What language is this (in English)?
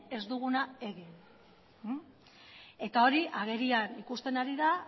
Basque